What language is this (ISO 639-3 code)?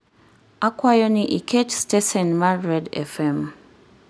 luo